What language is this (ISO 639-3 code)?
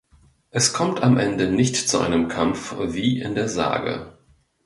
deu